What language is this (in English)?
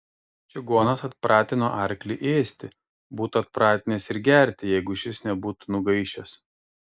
Lithuanian